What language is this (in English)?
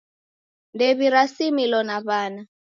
Taita